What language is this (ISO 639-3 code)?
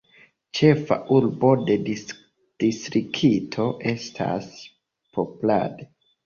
epo